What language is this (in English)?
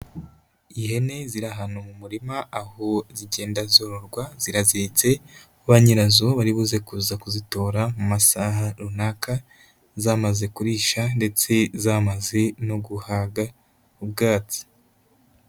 Kinyarwanda